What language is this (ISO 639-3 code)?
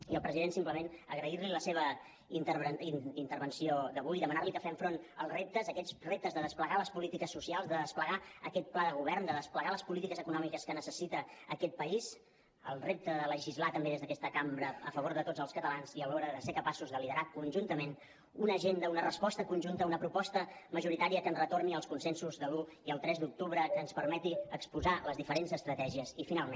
cat